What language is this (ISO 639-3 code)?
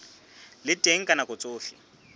sot